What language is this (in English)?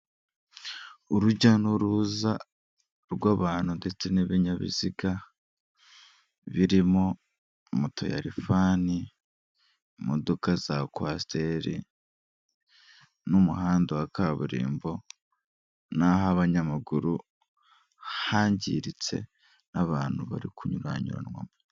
Kinyarwanda